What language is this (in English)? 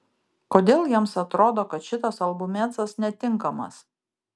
Lithuanian